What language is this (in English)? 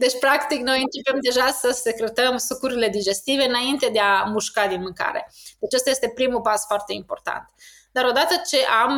Romanian